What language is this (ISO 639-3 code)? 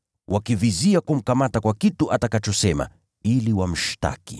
swa